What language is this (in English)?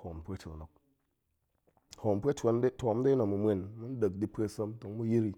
Goemai